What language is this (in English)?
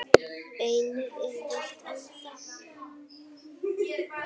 Icelandic